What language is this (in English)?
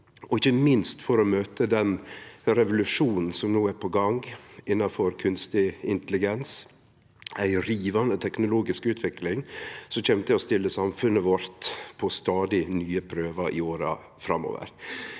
Norwegian